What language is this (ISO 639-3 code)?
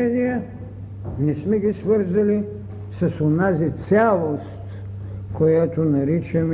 bul